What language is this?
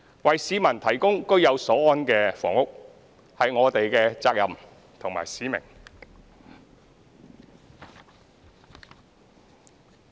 Cantonese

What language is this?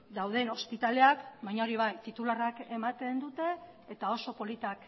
Basque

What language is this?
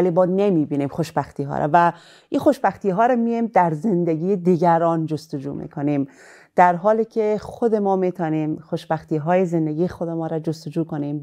Persian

